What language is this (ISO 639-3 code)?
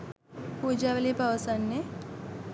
sin